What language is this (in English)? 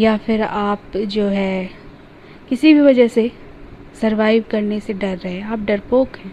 Hindi